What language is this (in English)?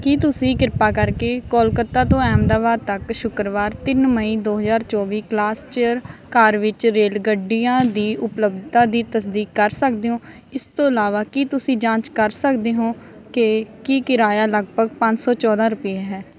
Punjabi